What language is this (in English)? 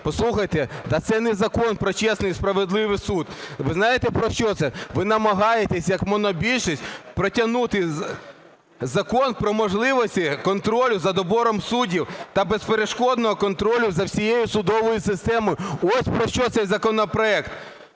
Ukrainian